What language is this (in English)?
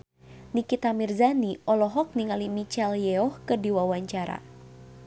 Sundanese